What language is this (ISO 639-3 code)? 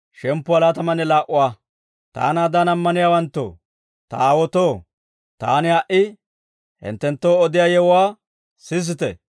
dwr